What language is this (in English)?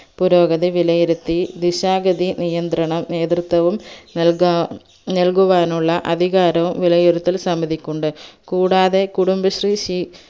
Malayalam